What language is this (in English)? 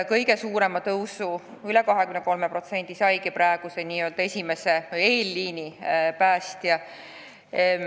Estonian